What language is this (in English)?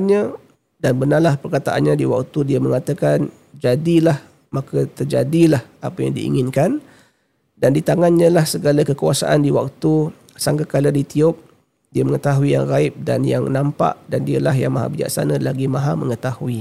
Malay